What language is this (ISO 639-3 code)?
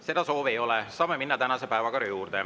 est